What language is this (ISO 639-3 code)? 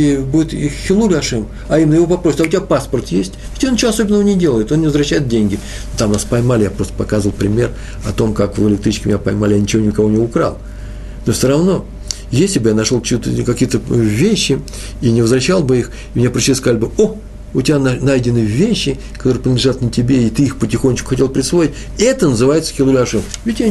rus